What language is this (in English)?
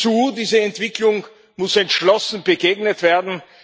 German